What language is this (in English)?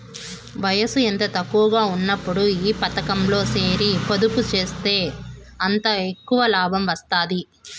Telugu